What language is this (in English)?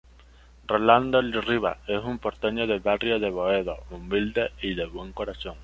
Spanish